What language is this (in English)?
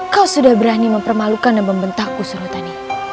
Indonesian